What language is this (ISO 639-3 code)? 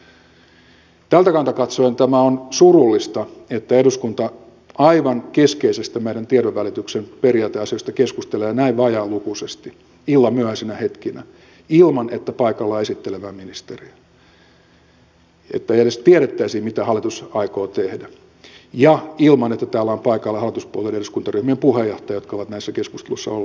fin